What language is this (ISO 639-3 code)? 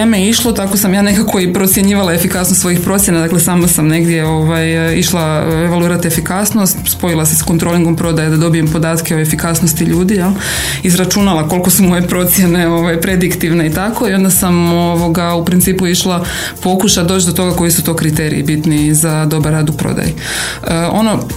hrv